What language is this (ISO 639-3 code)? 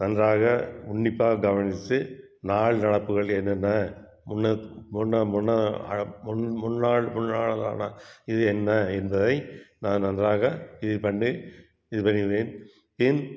tam